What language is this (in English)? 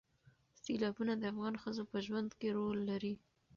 Pashto